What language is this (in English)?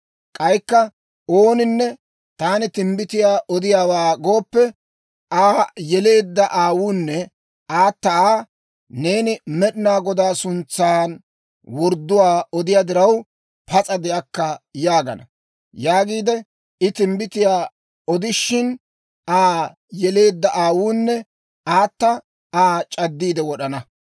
Dawro